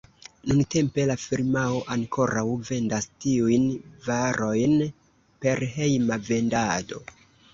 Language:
Esperanto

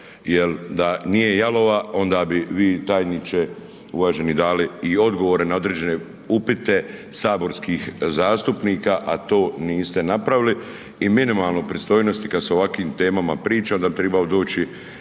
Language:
Croatian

